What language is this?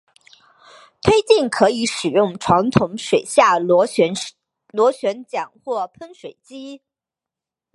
Chinese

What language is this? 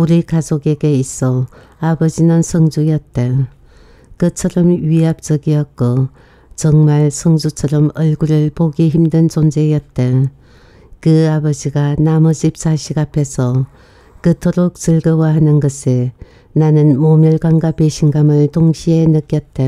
Korean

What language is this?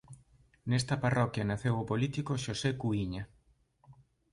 Galician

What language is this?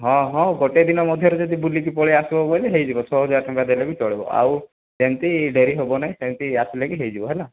Odia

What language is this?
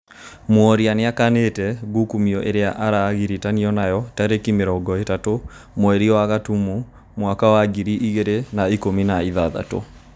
Kikuyu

